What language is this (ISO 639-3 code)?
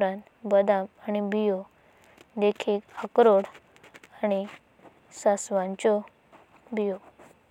kok